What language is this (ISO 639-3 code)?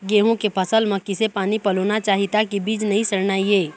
hne